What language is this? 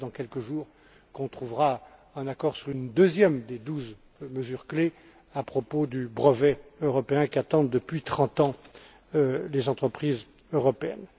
French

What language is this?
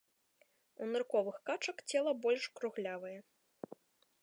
Belarusian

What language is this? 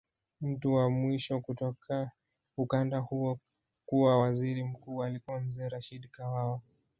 Swahili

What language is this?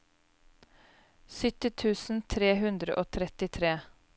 Norwegian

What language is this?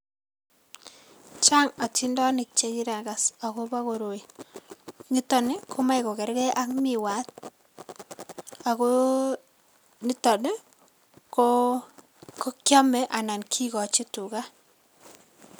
Kalenjin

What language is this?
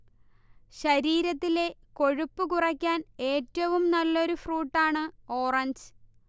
Malayalam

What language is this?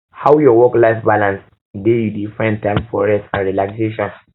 Nigerian Pidgin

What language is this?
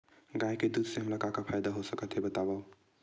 Chhattisgarhi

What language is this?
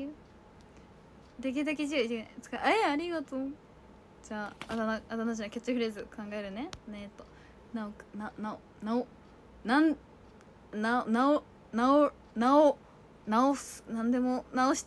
Japanese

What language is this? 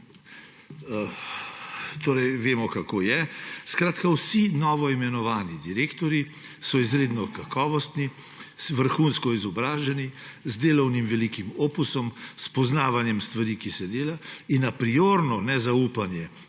Slovenian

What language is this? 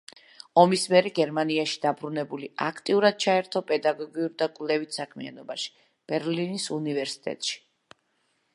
Georgian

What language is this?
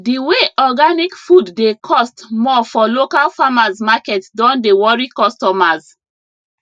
Nigerian Pidgin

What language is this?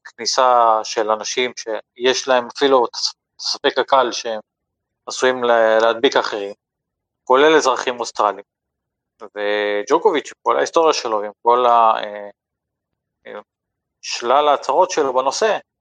Hebrew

